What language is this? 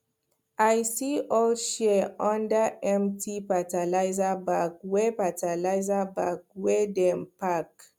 Nigerian Pidgin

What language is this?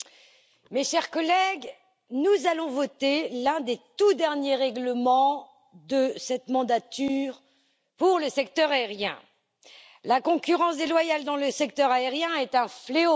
French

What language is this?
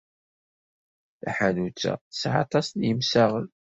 Kabyle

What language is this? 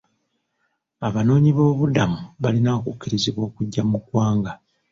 Ganda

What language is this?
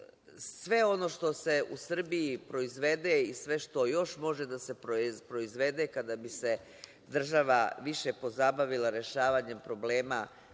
Serbian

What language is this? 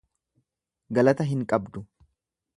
Oromo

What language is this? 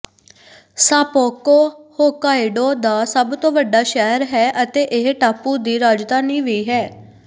Punjabi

